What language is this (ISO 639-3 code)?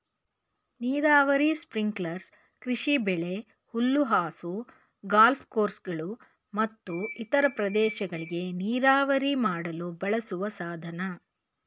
kan